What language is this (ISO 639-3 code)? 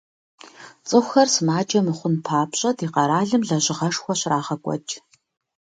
kbd